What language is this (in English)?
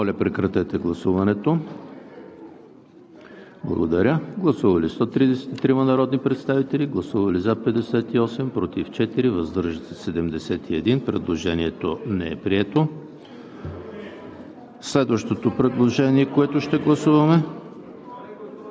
Bulgarian